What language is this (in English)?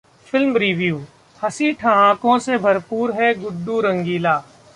Hindi